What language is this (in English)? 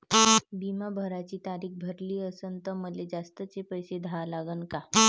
Marathi